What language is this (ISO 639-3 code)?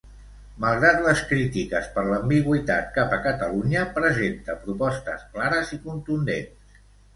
cat